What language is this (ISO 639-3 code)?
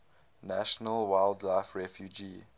eng